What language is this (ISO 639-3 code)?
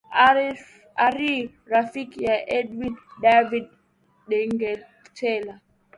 swa